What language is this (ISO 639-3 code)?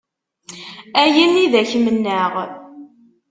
kab